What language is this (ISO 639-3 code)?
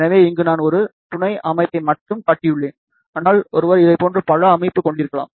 tam